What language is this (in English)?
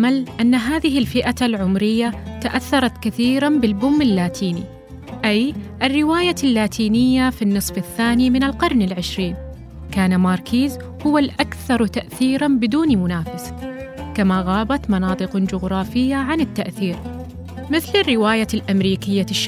Arabic